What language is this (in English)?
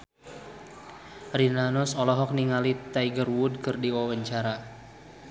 Sundanese